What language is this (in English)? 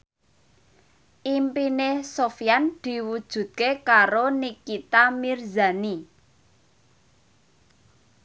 Javanese